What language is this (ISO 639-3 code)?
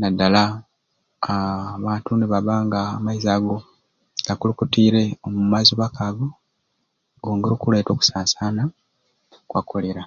ruc